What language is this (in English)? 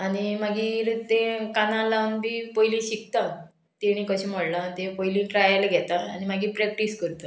Konkani